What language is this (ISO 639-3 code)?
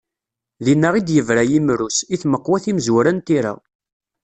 kab